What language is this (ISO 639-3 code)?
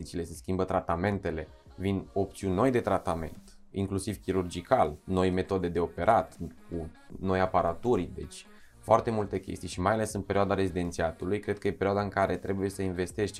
ron